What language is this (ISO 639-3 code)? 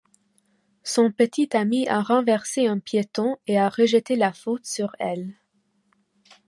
fra